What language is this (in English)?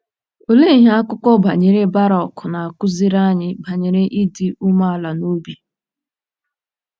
Igbo